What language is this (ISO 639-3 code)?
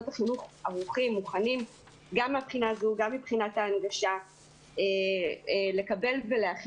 heb